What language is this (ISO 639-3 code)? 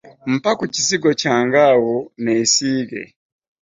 lug